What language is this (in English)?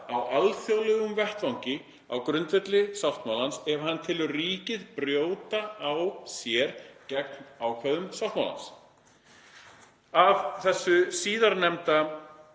Icelandic